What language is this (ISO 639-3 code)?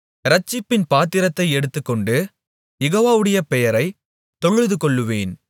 tam